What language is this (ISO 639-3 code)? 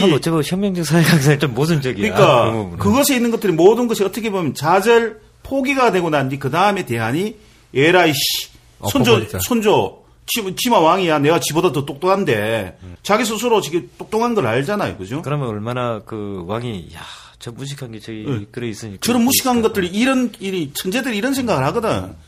kor